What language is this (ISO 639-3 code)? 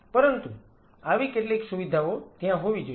guj